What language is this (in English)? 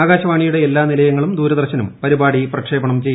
Malayalam